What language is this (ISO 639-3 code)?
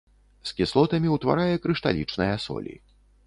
bel